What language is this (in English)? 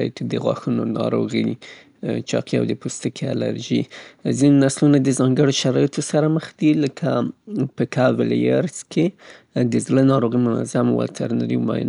Southern Pashto